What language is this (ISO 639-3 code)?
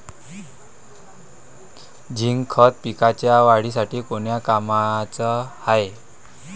mar